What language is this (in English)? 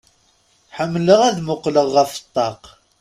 Kabyle